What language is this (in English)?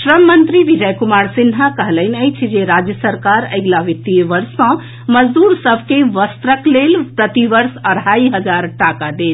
Maithili